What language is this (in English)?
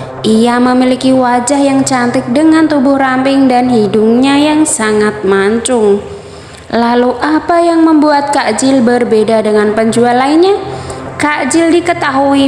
Indonesian